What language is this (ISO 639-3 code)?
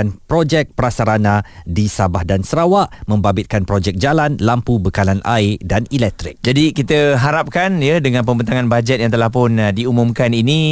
msa